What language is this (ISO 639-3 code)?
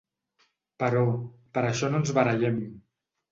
cat